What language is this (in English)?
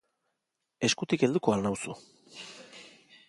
Basque